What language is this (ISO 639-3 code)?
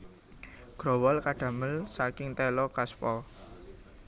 jav